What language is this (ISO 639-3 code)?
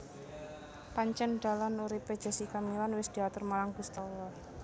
jav